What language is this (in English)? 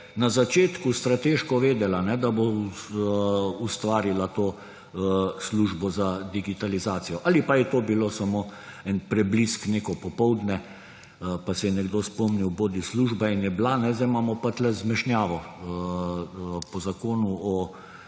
Slovenian